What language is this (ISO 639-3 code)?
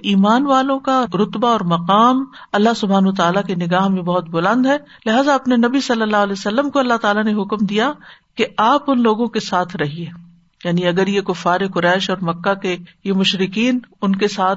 urd